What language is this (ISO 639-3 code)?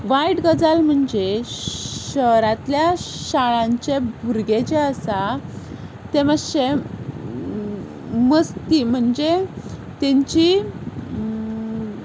kok